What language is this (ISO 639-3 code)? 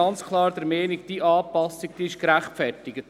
gsw